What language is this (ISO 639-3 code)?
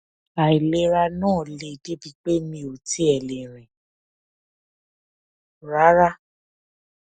yor